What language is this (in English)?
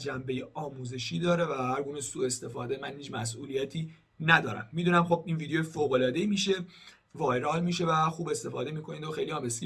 Persian